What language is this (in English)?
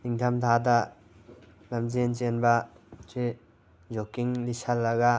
Manipuri